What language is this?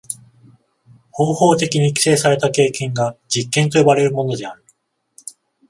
Japanese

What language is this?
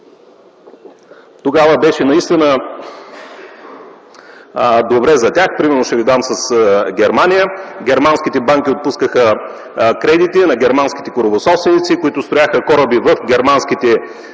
Bulgarian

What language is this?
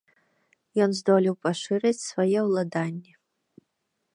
Belarusian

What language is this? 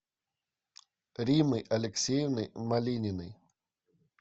Russian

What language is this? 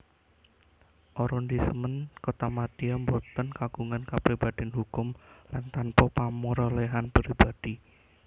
Javanese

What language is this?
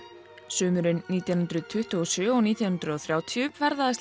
Icelandic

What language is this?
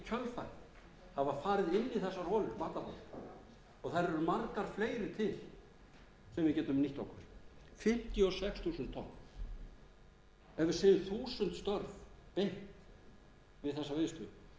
Icelandic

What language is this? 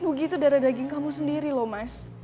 Indonesian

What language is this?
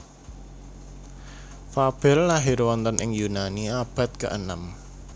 Javanese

